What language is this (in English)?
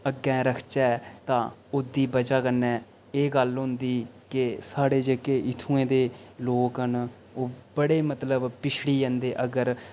Dogri